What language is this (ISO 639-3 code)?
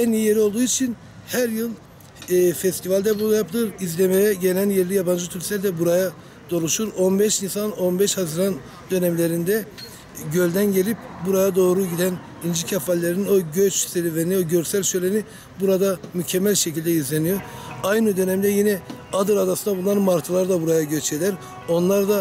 tur